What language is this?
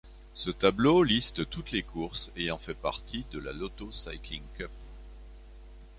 French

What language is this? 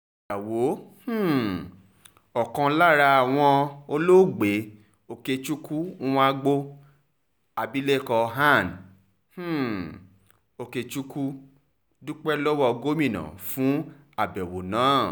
Yoruba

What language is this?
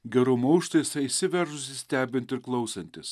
Lithuanian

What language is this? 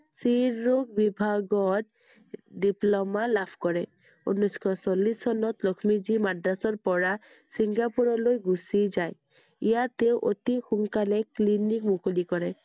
Assamese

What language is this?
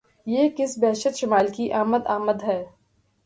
Urdu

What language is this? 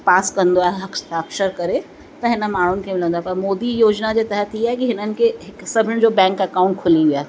Sindhi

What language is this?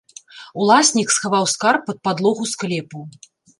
Belarusian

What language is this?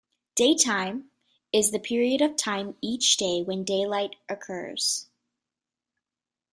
English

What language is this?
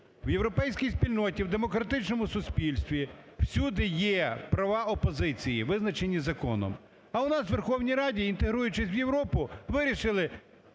Ukrainian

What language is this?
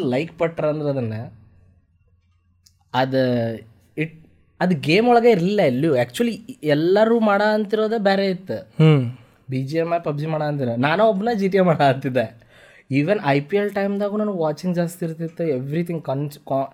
Kannada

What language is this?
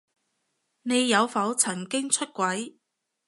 Cantonese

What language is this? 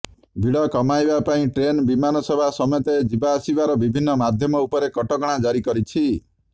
Odia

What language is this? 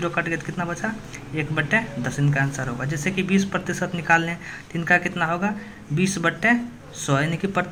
Hindi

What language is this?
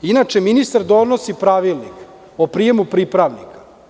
Serbian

